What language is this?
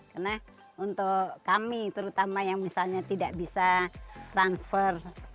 Indonesian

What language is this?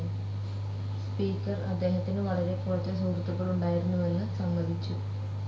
Malayalam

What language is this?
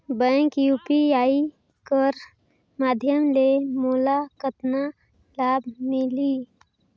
Chhattisgarhi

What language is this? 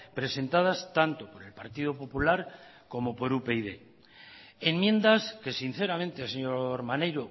Spanish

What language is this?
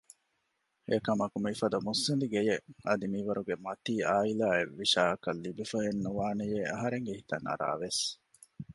Divehi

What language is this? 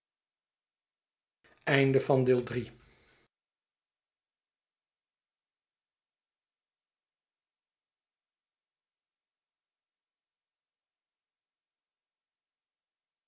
Dutch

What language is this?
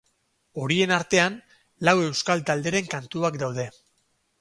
Basque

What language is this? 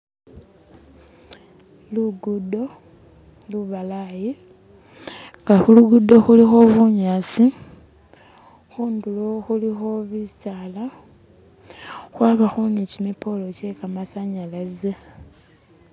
Masaaba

